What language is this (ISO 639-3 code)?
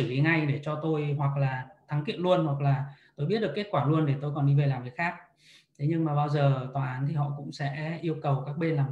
vie